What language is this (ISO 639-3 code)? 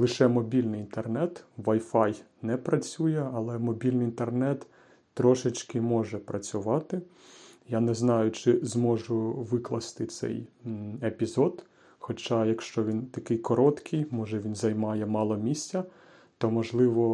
ukr